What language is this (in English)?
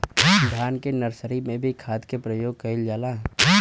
Bhojpuri